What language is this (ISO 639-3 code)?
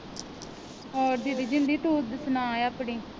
pan